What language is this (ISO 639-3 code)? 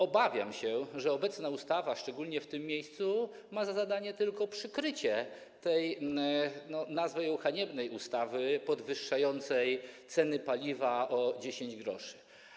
pol